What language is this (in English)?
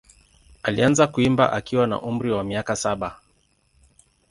Swahili